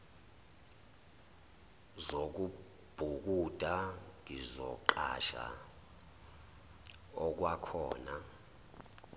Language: Zulu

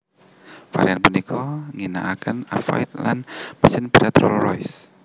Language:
Javanese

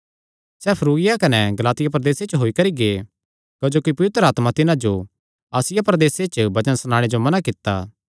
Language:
Kangri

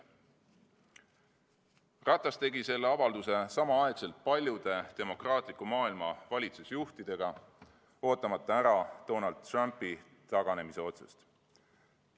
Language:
Estonian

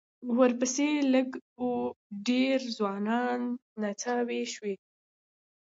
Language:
Pashto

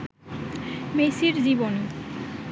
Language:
Bangla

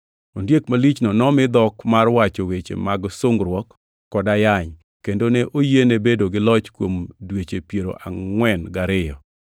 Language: Luo (Kenya and Tanzania)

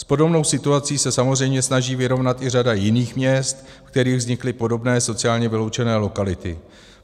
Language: Czech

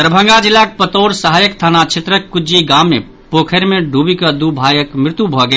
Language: Maithili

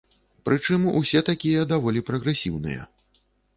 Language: Belarusian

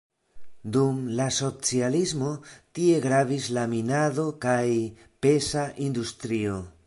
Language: Esperanto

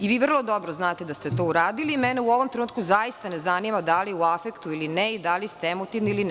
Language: Serbian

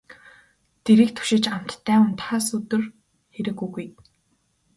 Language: Mongolian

